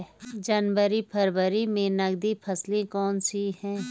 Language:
Hindi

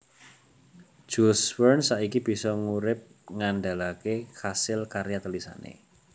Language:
Javanese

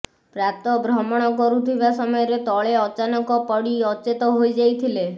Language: Odia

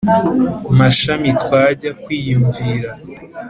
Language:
Kinyarwanda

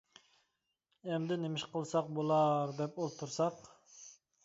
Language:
Uyghur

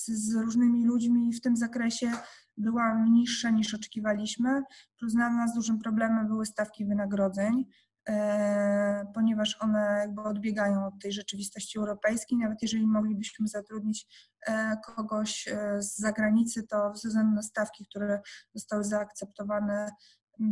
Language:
Polish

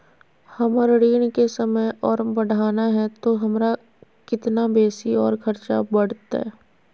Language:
Magahi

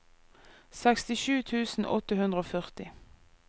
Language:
Norwegian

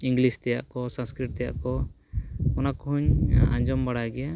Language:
Santali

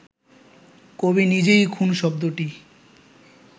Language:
Bangla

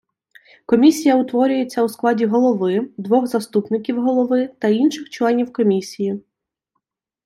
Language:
Ukrainian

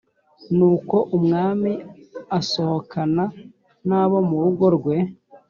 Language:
Kinyarwanda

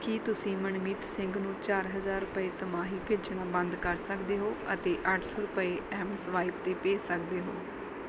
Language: Punjabi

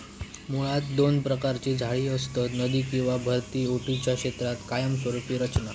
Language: Marathi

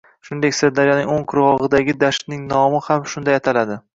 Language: Uzbek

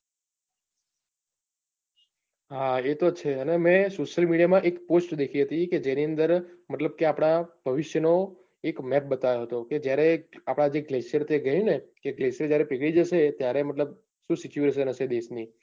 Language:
Gujarati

